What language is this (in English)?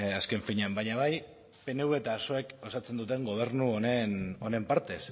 Basque